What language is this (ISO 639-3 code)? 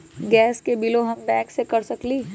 mag